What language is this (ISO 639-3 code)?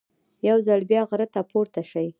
pus